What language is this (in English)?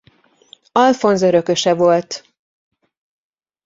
Hungarian